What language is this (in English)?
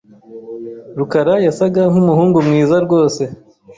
Kinyarwanda